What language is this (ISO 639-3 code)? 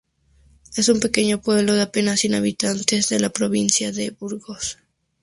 spa